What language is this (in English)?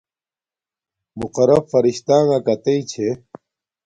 Domaaki